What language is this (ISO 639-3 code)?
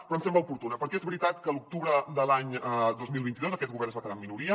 cat